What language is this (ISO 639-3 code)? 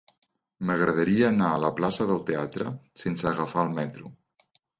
cat